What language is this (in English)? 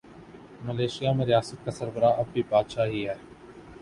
Urdu